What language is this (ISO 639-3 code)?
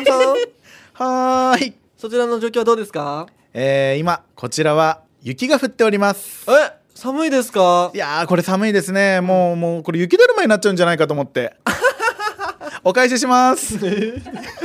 jpn